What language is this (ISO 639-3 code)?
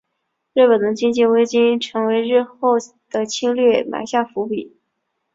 zho